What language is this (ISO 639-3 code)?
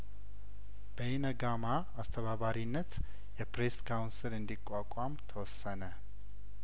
amh